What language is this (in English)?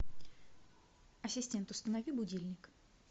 Russian